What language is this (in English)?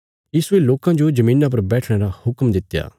Bilaspuri